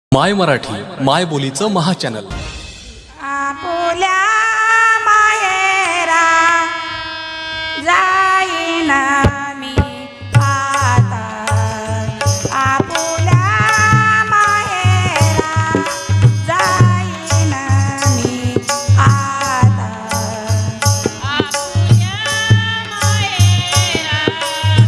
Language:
Marathi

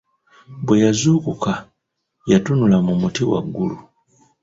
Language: Ganda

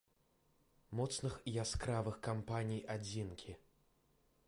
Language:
Belarusian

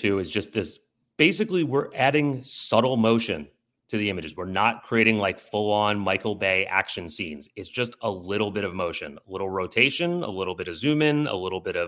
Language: English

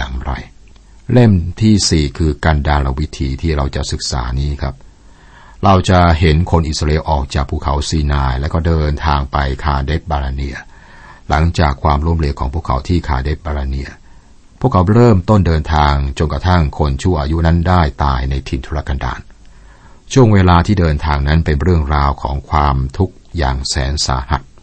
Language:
Thai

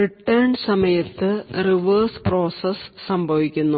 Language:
Malayalam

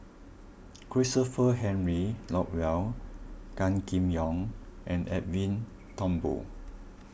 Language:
English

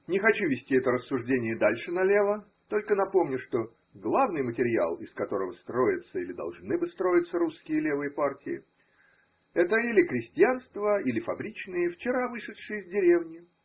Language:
Russian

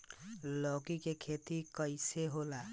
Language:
Bhojpuri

